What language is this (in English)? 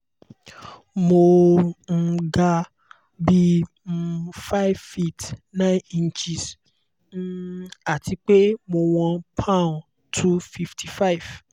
Yoruba